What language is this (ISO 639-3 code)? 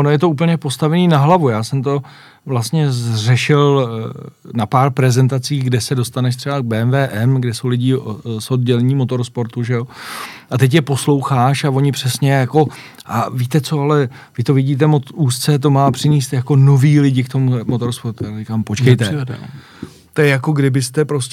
ces